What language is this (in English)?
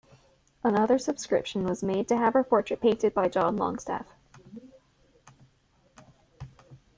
English